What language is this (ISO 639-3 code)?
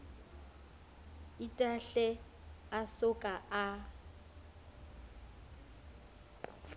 sot